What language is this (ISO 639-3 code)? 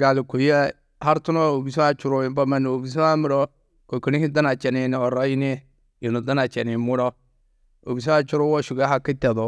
tuq